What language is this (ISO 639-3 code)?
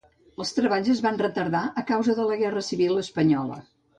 cat